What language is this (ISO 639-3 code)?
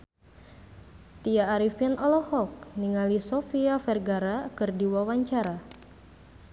sun